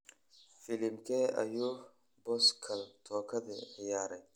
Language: Somali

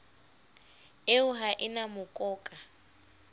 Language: Southern Sotho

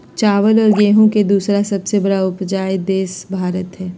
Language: Magahi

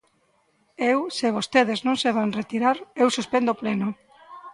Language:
Galician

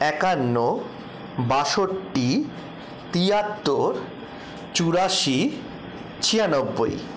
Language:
Bangla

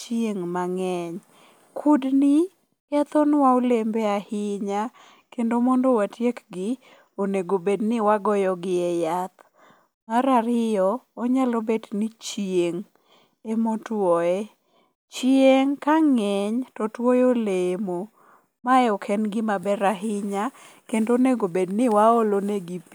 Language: Luo (Kenya and Tanzania)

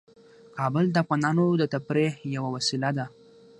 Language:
Pashto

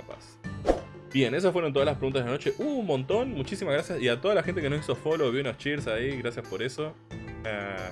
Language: Spanish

